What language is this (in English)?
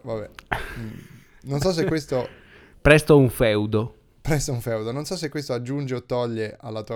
Italian